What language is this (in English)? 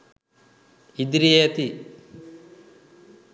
Sinhala